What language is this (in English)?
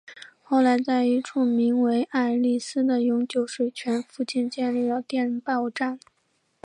Chinese